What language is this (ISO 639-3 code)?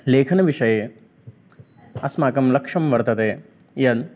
san